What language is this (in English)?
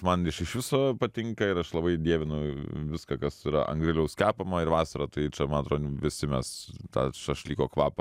Lithuanian